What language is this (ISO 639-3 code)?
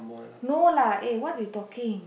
eng